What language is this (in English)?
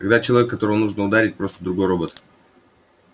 Russian